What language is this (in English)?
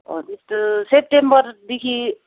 Nepali